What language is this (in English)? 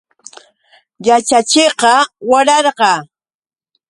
Yauyos Quechua